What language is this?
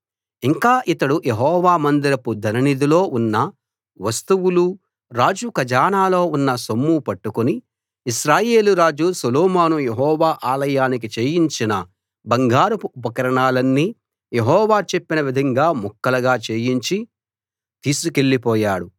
Telugu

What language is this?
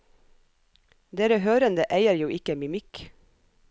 Norwegian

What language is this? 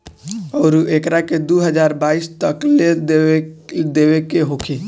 Bhojpuri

